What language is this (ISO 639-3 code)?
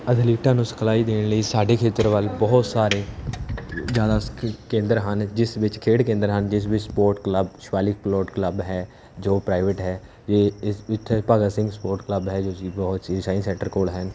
pan